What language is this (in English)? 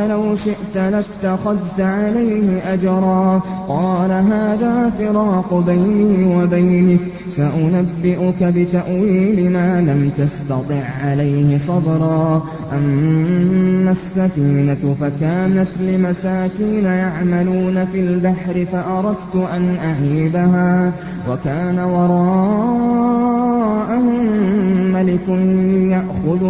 Arabic